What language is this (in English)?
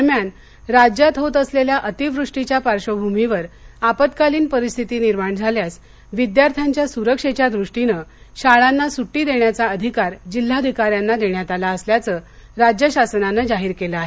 Marathi